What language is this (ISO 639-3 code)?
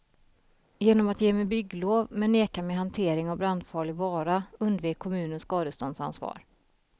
swe